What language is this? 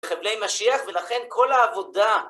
Hebrew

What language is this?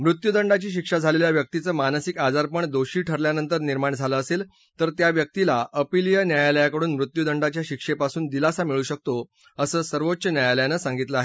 Marathi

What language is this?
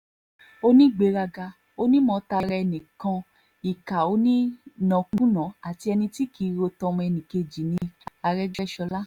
Yoruba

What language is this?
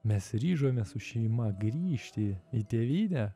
Lithuanian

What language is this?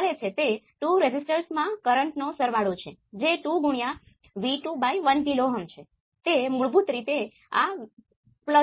Gujarati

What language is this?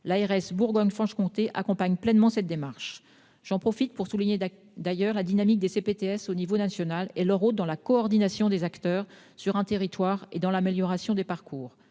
French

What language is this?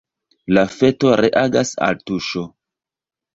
Esperanto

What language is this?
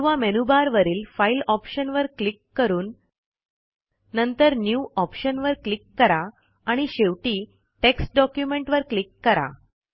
Marathi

